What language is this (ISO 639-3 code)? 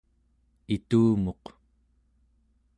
esu